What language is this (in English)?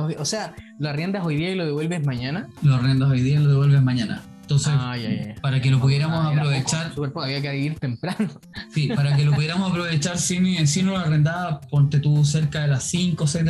Spanish